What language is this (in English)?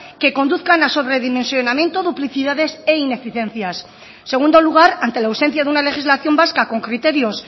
Spanish